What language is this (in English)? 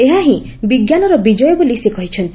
Odia